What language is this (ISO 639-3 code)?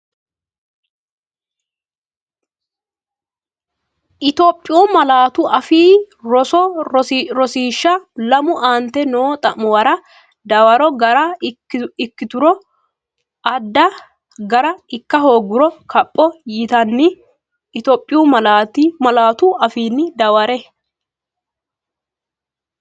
sid